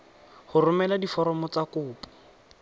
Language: Tswana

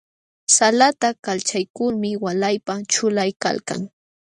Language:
Jauja Wanca Quechua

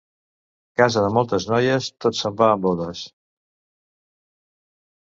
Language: Catalan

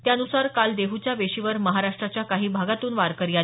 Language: Marathi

